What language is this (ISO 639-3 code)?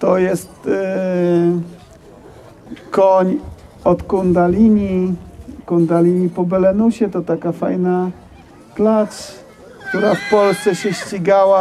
pol